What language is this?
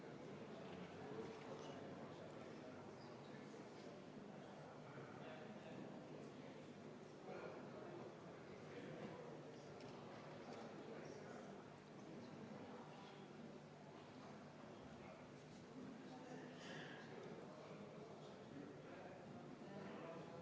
Estonian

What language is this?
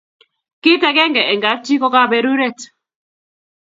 Kalenjin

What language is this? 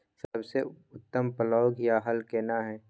Maithili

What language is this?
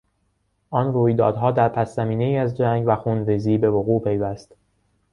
Persian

